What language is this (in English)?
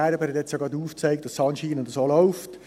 Swiss German